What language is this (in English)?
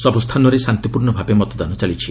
Odia